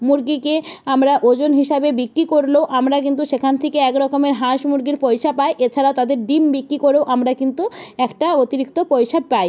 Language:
Bangla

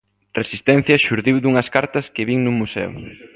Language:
Galician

